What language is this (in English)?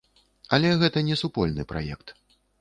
Belarusian